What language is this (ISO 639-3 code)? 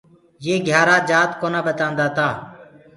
ggg